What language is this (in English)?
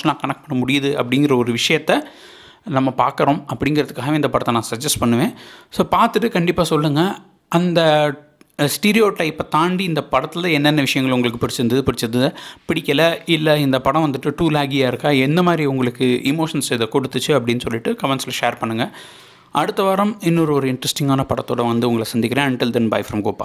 Tamil